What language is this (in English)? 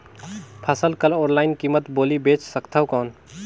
Chhattisgarhi